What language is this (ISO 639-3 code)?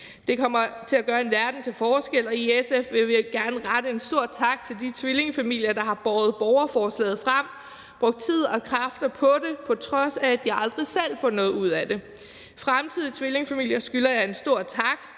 dan